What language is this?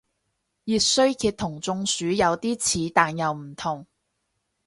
Cantonese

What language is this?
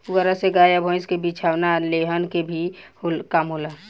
Bhojpuri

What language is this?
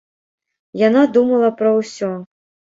Belarusian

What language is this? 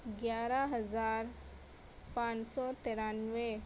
Urdu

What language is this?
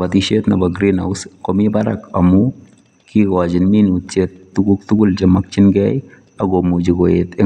Kalenjin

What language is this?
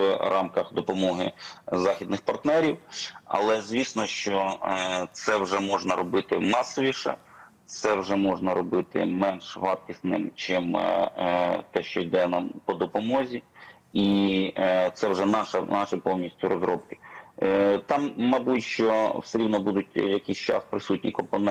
Ukrainian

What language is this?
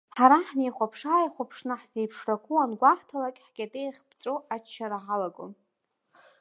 Abkhazian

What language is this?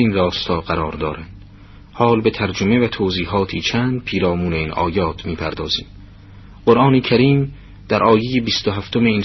Persian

